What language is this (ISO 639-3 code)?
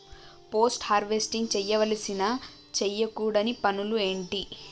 tel